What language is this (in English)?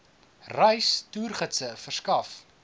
Afrikaans